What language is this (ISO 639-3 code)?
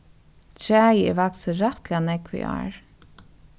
fao